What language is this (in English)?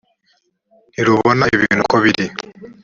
Kinyarwanda